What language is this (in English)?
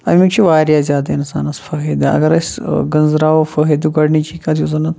Kashmiri